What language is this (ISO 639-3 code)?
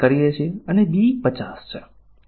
guj